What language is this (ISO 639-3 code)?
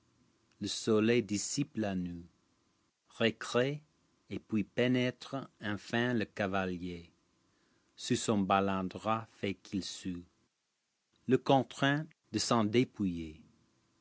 fra